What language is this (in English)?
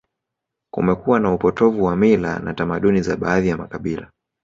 Swahili